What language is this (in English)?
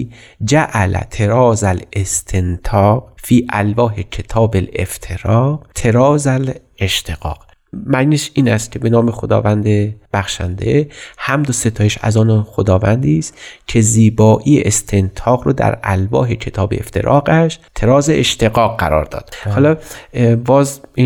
Persian